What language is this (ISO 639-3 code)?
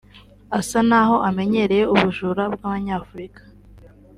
kin